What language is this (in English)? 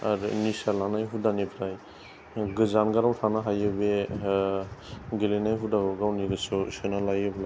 Bodo